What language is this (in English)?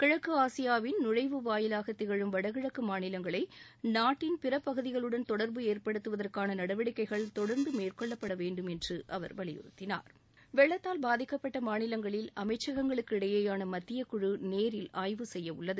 Tamil